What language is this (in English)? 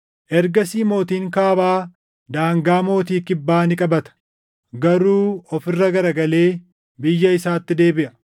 Oromo